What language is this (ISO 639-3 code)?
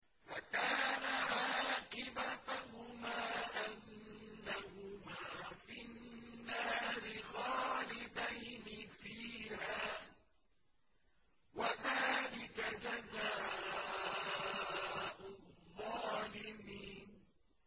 ara